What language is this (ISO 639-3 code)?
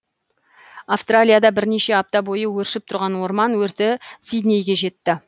kaz